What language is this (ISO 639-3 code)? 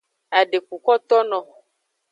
ajg